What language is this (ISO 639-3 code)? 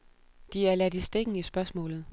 dan